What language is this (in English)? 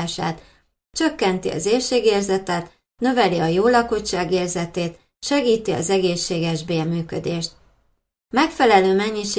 Hungarian